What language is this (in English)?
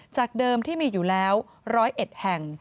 Thai